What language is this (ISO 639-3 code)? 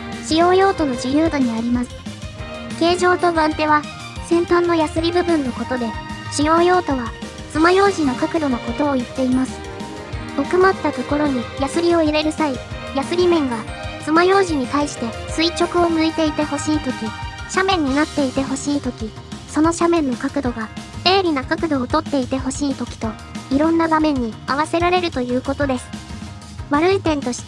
jpn